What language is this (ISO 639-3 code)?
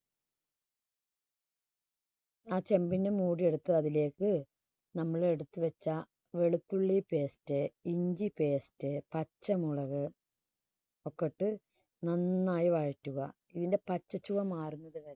mal